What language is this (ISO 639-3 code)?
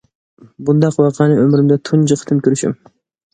uig